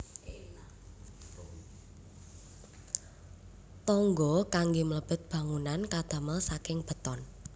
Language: Javanese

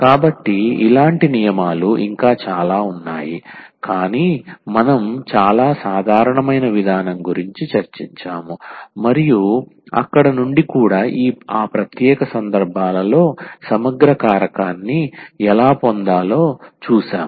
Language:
Telugu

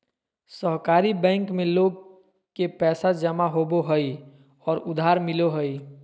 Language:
Magahi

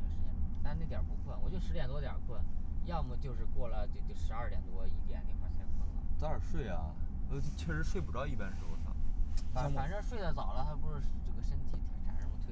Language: Chinese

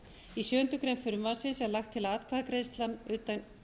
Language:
Icelandic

